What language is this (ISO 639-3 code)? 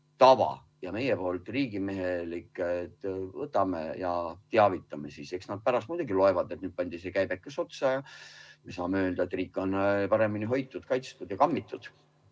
est